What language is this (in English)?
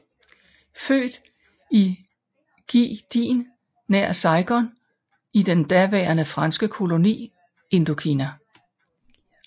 Danish